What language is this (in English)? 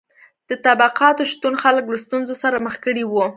Pashto